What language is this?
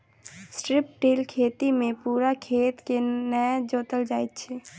Maithili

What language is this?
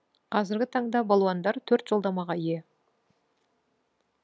Kazakh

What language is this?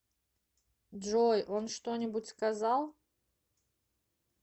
Russian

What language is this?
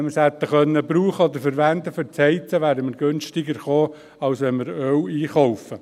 Swiss German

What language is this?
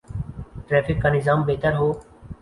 Urdu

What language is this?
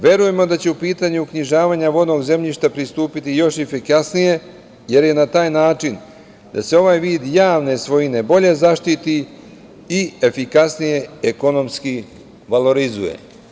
Serbian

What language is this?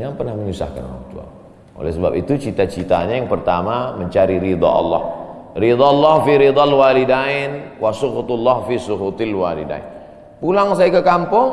Indonesian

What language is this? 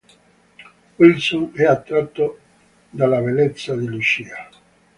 Italian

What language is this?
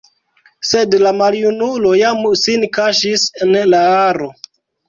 Esperanto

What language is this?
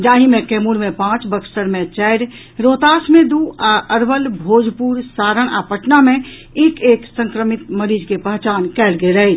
Maithili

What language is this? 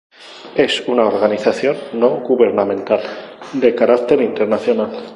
Spanish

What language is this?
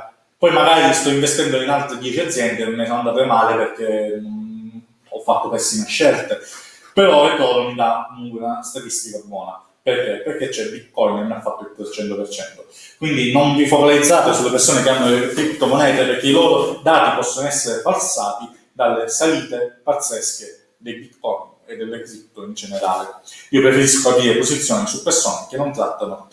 Italian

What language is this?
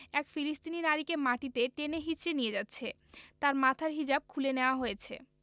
Bangla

